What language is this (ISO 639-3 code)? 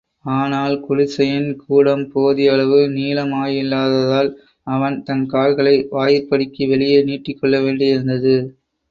tam